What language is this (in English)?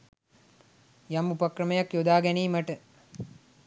Sinhala